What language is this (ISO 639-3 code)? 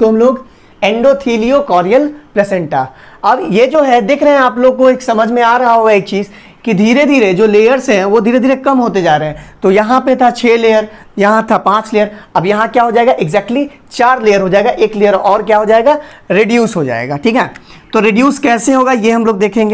hin